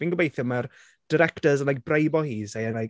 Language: Welsh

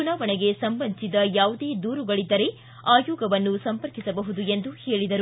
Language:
Kannada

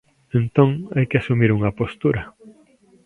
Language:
Galician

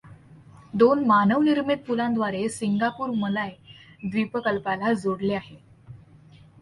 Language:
Marathi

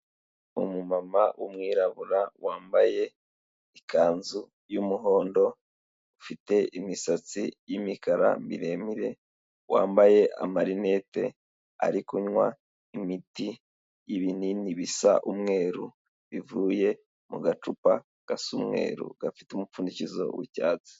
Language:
Kinyarwanda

